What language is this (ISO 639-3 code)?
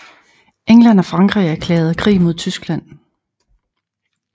dan